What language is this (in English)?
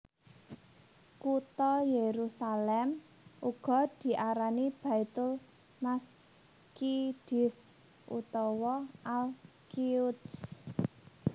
Javanese